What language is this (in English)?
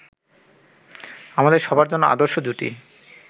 Bangla